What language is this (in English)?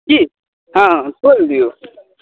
Maithili